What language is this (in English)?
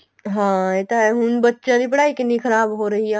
Punjabi